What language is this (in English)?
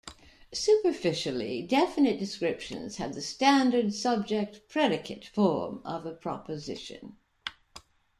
English